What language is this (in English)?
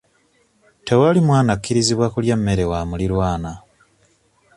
Ganda